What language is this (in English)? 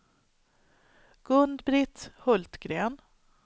Swedish